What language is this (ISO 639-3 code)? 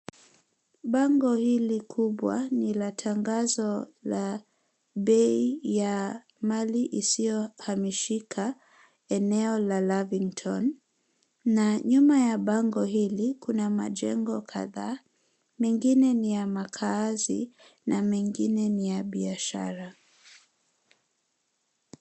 swa